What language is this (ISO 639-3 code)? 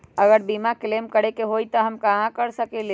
mag